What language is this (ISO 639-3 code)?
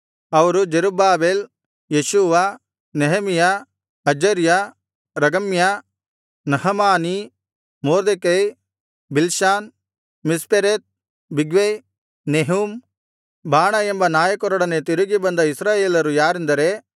kan